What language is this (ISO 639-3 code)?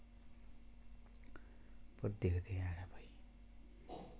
doi